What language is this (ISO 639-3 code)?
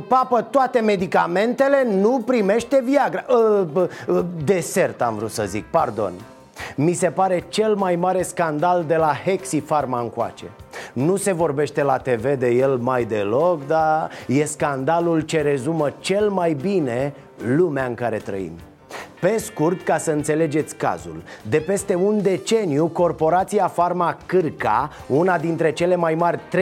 ron